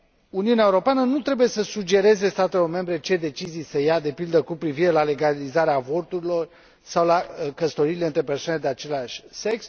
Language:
Romanian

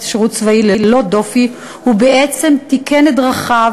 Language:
Hebrew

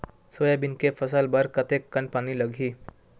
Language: Chhattisgarhi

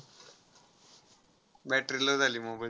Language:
Marathi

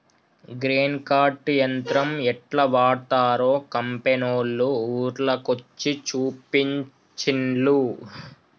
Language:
Telugu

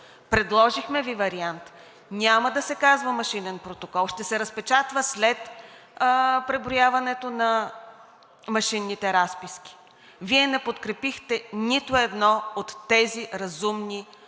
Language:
Bulgarian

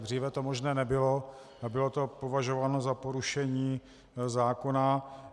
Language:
Czech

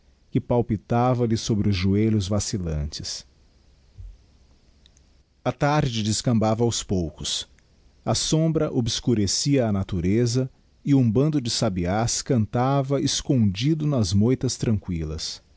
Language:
Portuguese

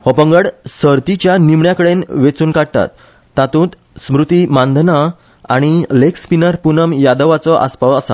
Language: Konkani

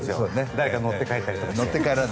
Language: Japanese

